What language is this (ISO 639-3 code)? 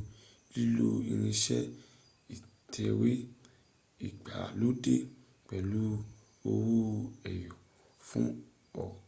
yor